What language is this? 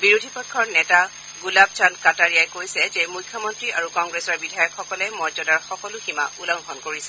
Assamese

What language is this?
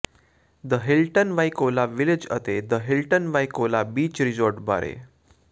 Punjabi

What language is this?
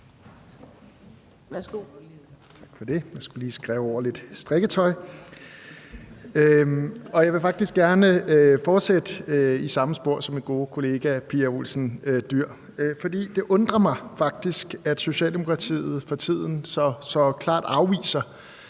Danish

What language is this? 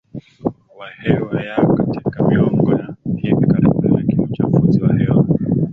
Swahili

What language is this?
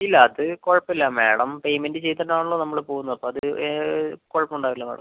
Malayalam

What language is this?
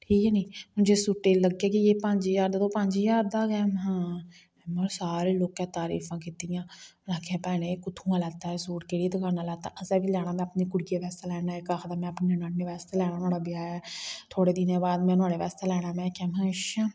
Dogri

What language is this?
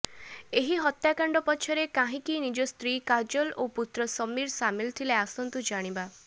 Odia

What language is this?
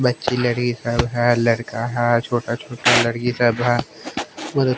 Hindi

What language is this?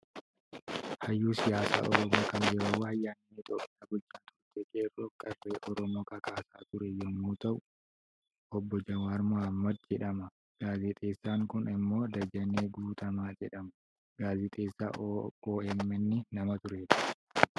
Oromo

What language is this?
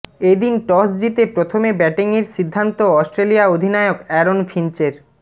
Bangla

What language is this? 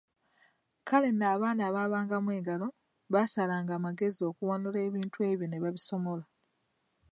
Ganda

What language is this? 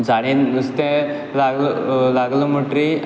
Konkani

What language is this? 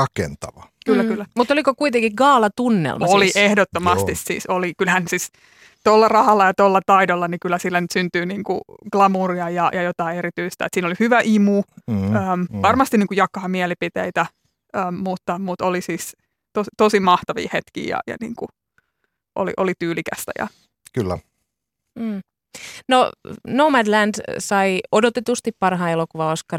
Finnish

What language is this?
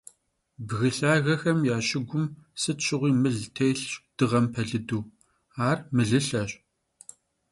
Kabardian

